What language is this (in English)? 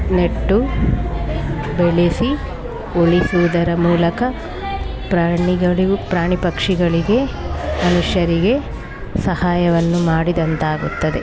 Kannada